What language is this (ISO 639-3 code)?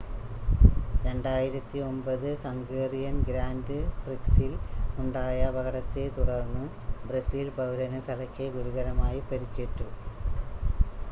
mal